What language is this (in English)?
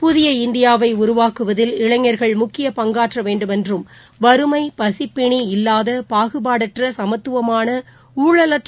Tamil